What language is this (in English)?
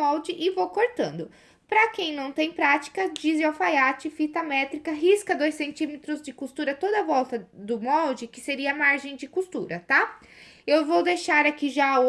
Portuguese